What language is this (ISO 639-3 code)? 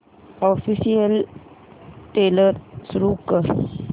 mar